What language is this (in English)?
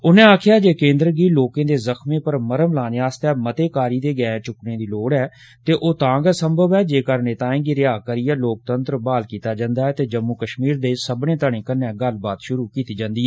Dogri